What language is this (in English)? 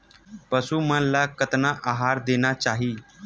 Chhattisgarhi